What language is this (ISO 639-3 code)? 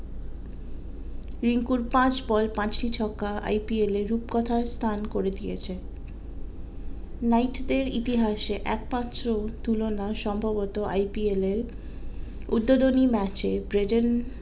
ben